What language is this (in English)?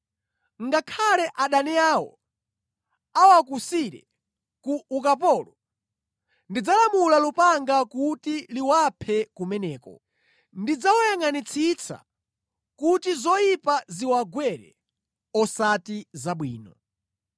Nyanja